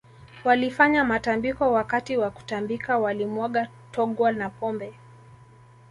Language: Swahili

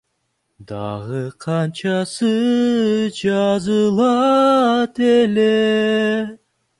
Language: Kyrgyz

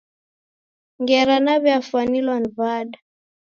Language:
Taita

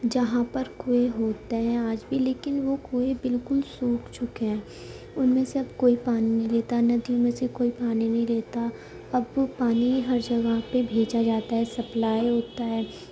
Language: Urdu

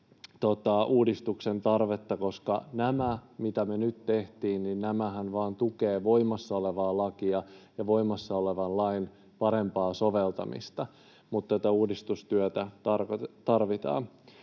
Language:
Finnish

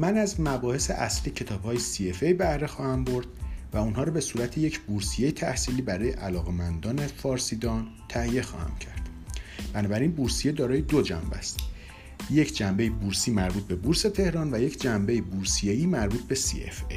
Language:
Persian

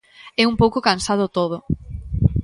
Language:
Galician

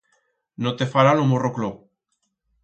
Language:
Aragonese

